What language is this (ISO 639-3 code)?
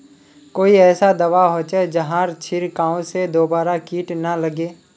mag